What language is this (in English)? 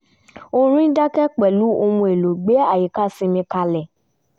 Yoruba